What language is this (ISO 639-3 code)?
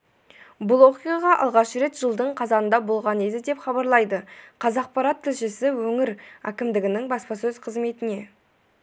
kaz